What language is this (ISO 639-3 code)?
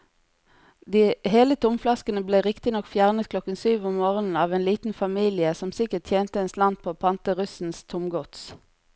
nor